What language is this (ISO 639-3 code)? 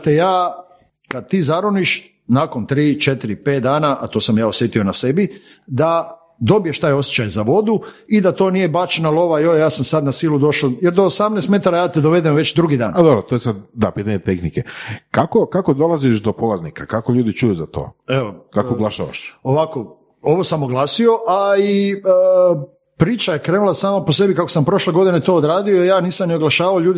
hrv